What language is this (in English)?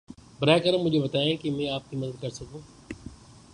Urdu